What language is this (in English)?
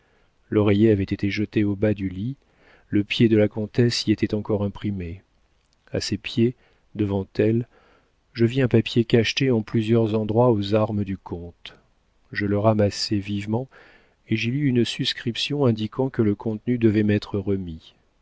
French